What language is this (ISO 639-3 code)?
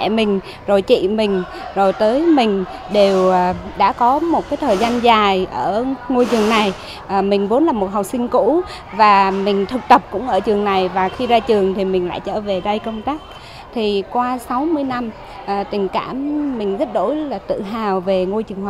vie